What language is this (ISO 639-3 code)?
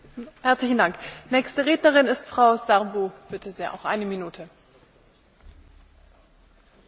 ron